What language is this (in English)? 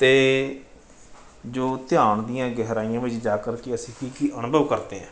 Punjabi